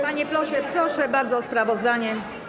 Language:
Polish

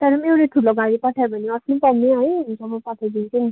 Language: Nepali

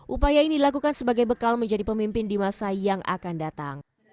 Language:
Indonesian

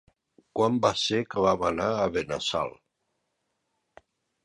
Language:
Catalan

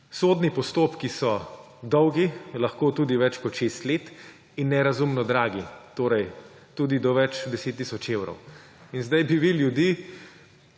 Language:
Slovenian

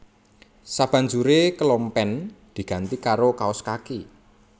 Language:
Javanese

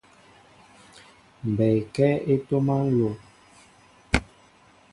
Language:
Mbo (Cameroon)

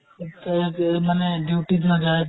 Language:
Assamese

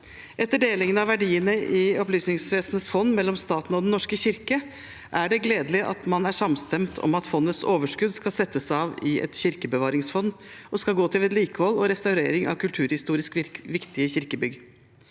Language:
Norwegian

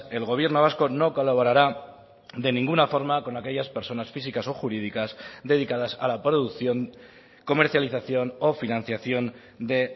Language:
Spanish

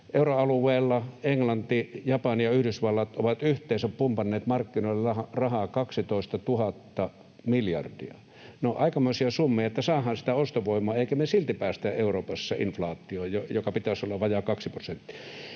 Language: Finnish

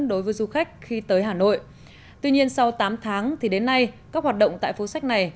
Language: Vietnamese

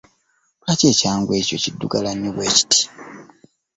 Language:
Ganda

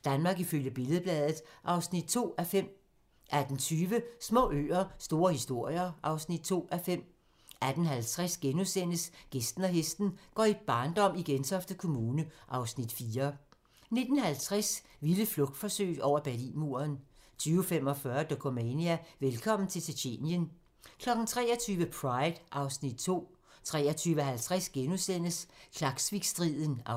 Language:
Danish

